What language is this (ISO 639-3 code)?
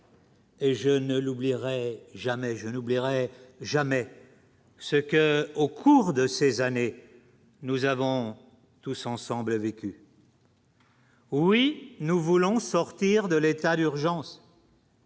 fra